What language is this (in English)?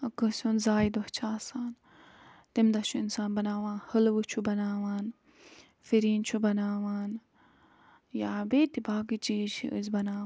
Kashmiri